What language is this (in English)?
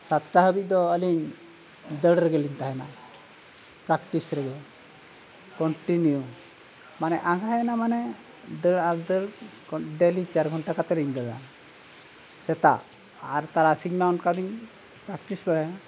Santali